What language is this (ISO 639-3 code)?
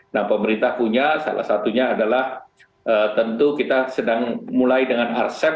ind